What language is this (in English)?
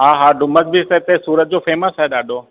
Sindhi